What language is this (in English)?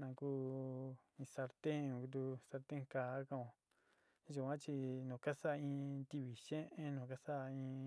Sinicahua Mixtec